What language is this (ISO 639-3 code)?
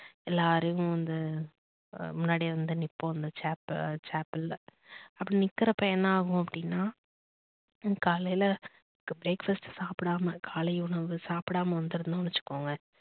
tam